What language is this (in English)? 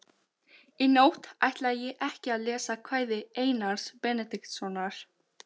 Icelandic